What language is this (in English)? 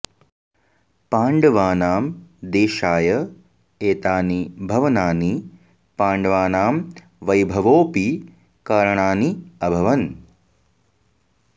Sanskrit